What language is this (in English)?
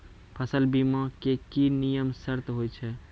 Maithili